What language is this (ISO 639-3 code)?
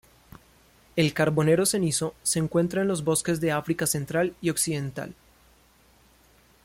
spa